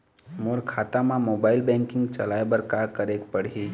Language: Chhattisgarhi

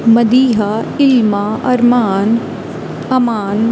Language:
Urdu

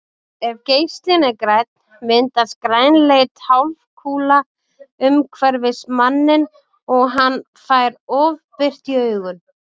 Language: Icelandic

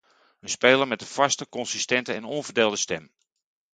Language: Dutch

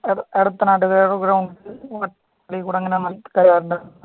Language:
Malayalam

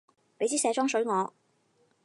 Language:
Cantonese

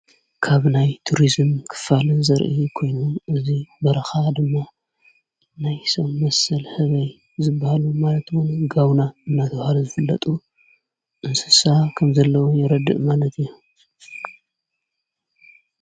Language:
Tigrinya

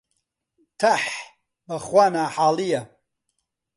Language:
Central Kurdish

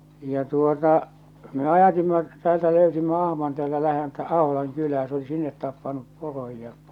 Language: Finnish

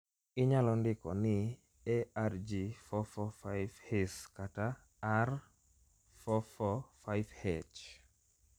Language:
Luo (Kenya and Tanzania)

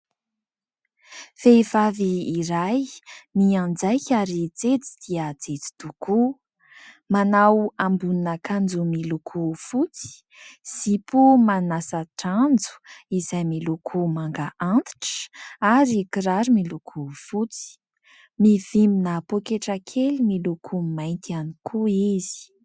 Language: Malagasy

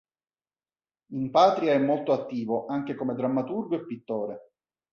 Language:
Italian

